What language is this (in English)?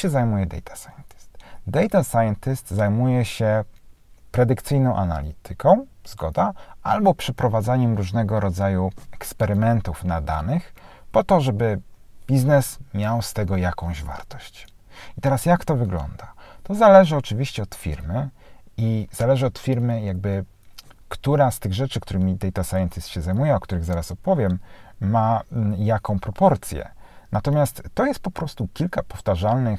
Polish